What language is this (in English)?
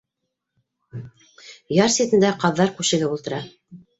Bashkir